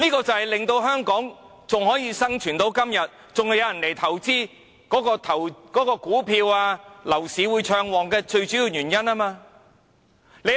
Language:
Cantonese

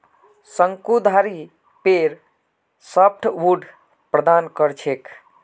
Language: Magahi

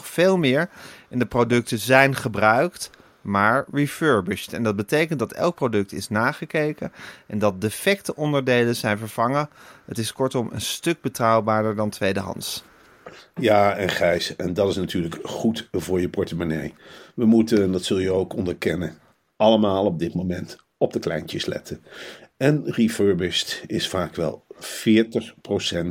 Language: Dutch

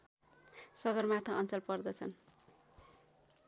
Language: Nepali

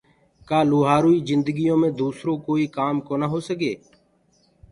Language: Gurgula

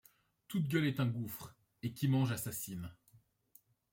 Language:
French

